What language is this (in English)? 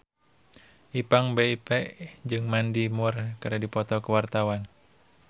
Sundanese